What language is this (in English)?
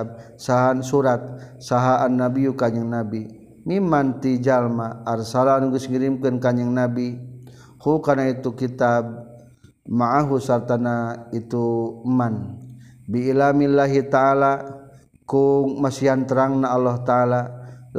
Malay